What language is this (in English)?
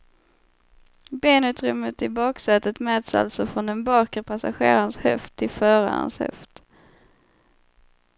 Swedish